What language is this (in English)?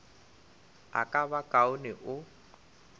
Northern Sotho